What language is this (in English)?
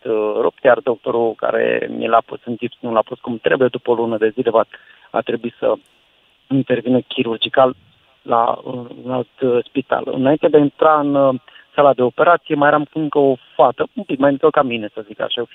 Romanian